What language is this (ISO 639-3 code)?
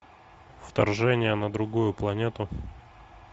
rus